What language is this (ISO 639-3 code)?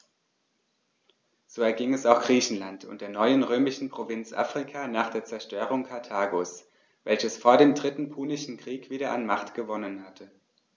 deu